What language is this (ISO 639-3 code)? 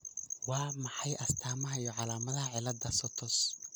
som